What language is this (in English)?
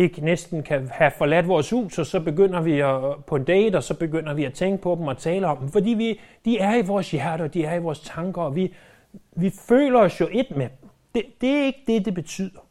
Danish